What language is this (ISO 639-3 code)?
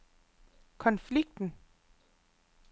dan